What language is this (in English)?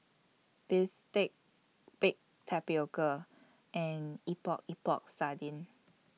English